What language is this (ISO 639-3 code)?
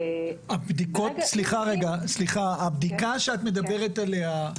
heb